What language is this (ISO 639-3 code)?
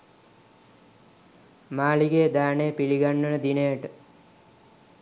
sin